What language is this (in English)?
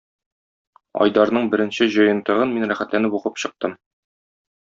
Tatar